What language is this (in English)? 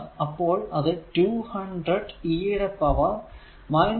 Malayalam